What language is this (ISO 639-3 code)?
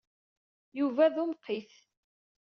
kab